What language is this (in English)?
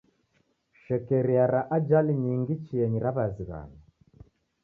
Taita